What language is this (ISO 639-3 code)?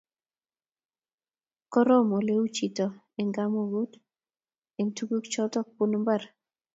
kln